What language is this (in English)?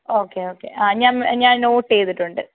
Malayalam